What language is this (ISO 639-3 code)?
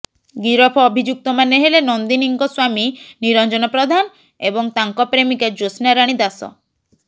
ori